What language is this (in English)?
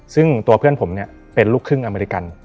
Thai